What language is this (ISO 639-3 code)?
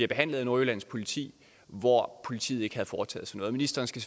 dan